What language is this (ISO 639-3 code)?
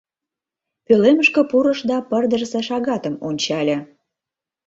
chm